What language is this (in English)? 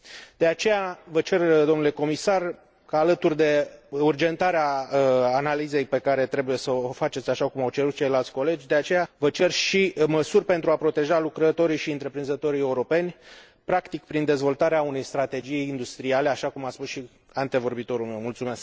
Romanian